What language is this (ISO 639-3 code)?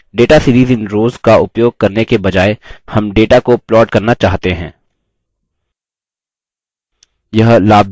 hin